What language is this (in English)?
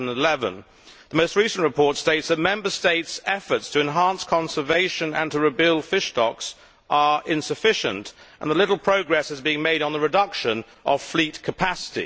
English